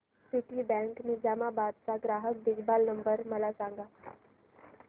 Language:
Marathi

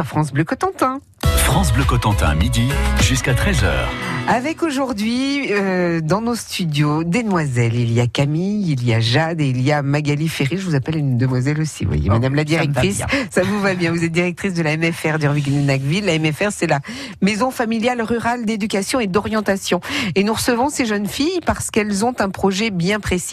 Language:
French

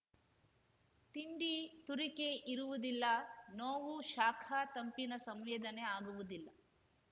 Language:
Kannada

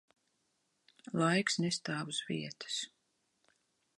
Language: Latvian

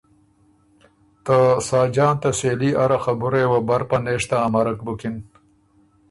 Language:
Ormuri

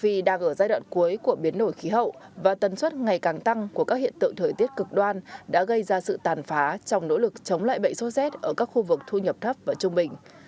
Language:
Vietnamese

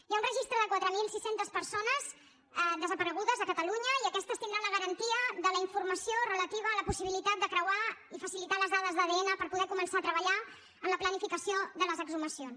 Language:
Catalan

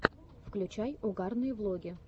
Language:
Russian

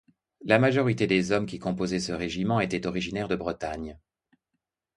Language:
French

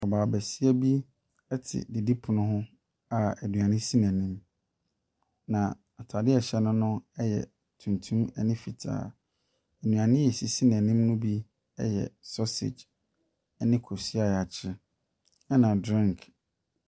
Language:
Akan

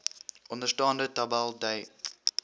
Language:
Afrikaans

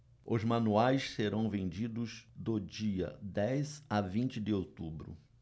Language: Portuguese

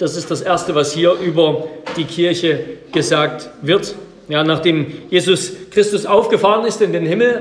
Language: German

